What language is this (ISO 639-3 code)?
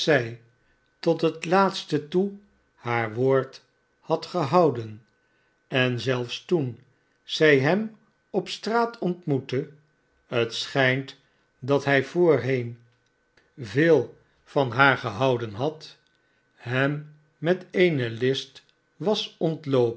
nld